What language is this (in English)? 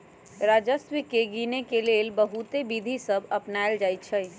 Magahi